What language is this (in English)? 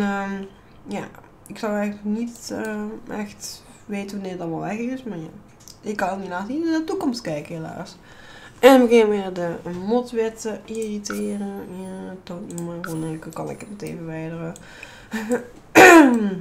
Dutch